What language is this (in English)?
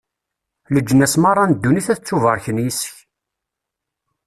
Kabyle